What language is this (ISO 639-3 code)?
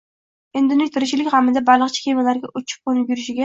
uzb